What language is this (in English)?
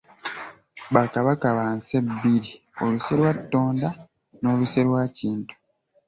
Ganda